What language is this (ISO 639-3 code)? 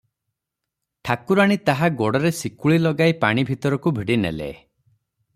ori